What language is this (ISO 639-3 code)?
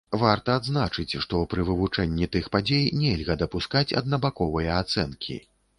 bel